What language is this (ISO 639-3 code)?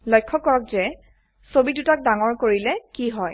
asm